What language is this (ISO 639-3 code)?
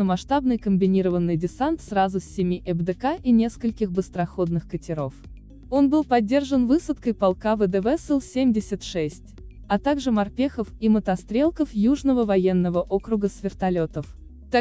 rus